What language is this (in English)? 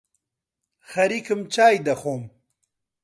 Central Kurdish